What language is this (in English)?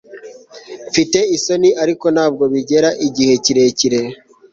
Kinyarwanda